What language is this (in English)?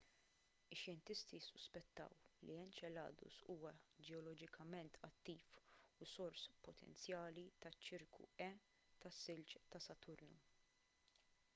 Maltese